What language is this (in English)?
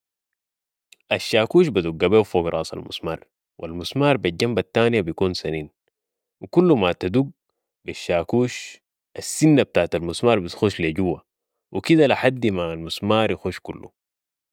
Sudanese Arabic